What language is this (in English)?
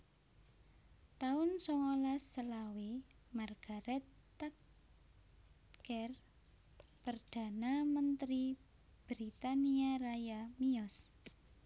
Javanese